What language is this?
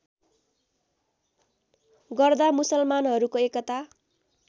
Nepali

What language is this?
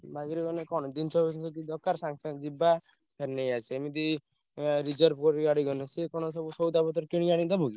Odia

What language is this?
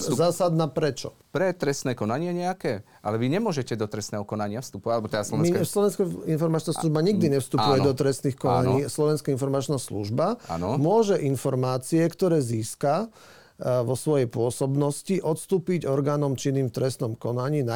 Slovak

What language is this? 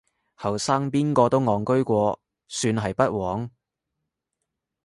Cantonese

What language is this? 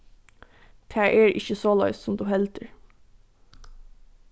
Faroese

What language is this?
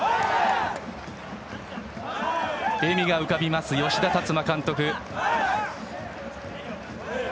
Japanese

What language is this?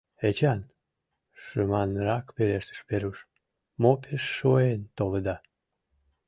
Mari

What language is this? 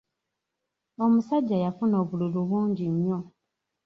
Ganda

